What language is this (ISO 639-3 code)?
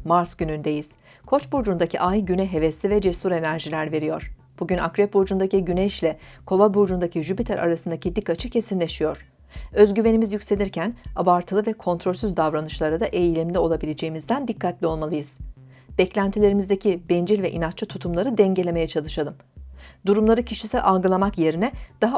tur